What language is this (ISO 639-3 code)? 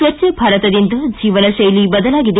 kan